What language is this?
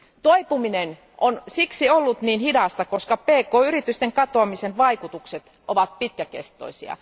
Finnish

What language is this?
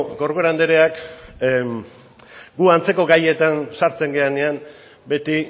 Basque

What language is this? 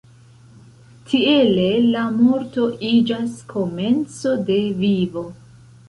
Esperanto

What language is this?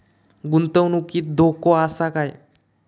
Marathi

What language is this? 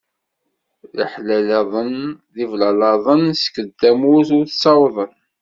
Kabyle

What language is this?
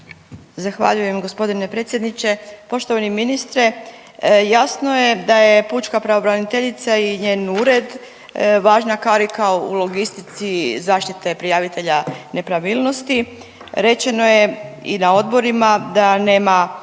Croatian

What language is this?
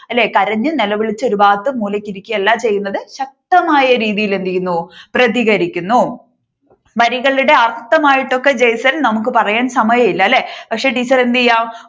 Malayalam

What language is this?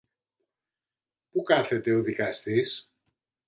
Greek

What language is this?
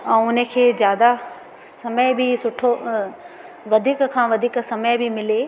Sindhi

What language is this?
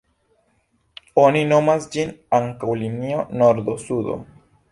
Esperanto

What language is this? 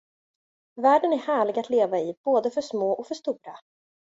Swedish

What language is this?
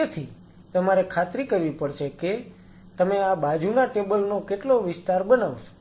Gujarati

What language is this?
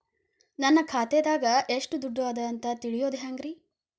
Kannada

